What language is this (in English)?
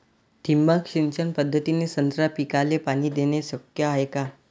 Marathi